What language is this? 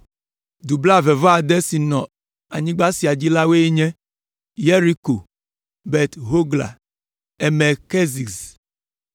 Ewe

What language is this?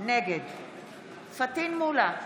Hebrew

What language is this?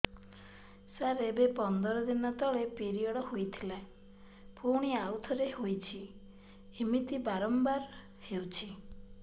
Odia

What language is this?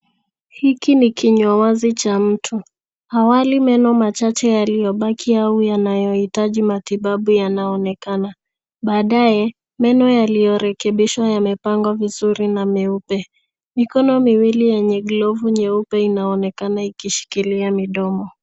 Swahili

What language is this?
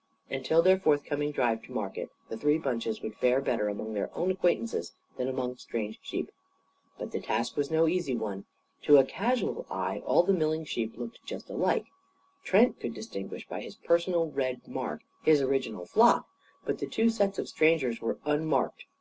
English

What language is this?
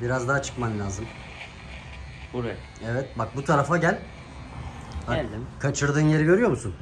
Turkish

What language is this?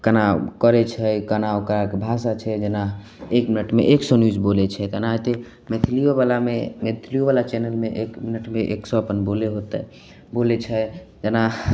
Maithili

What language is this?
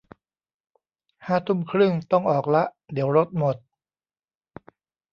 Thai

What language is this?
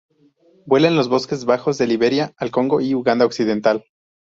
Spanish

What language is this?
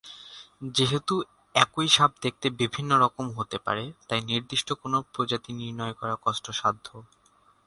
Bangla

